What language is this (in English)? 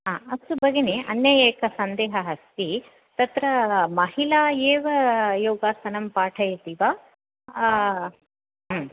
Sanskrit